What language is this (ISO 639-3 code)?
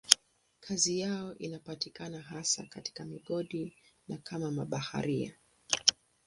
swa